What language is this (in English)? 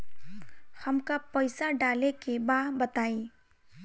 Bhojpuri